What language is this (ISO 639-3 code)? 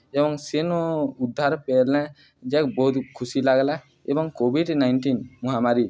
ori